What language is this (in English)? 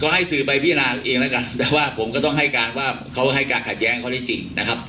Thai